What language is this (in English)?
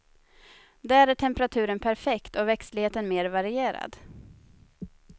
Swedish